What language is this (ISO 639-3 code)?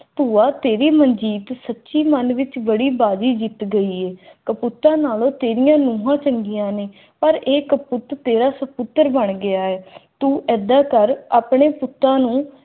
pan